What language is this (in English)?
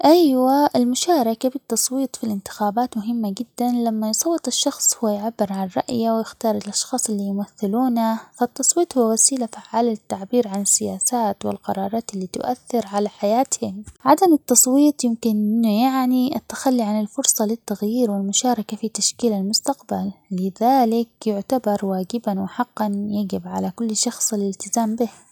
Omani Arabic